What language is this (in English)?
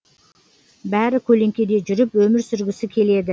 Kazakh